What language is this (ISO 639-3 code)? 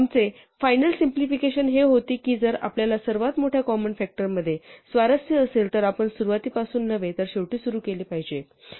mar